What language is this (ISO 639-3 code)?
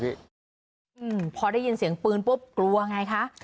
tha